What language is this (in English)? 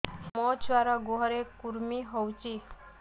Odia